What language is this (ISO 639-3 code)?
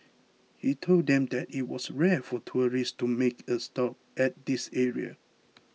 eng